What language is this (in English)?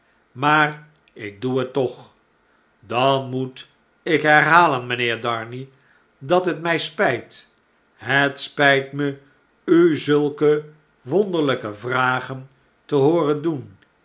Dutch